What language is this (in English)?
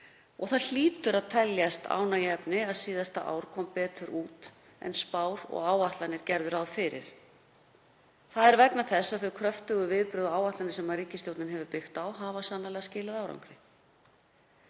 Icelandic